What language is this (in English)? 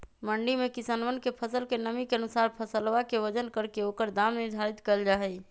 Magahi